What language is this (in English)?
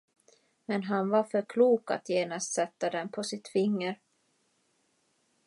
Swedish